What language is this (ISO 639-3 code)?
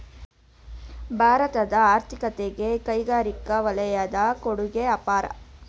kan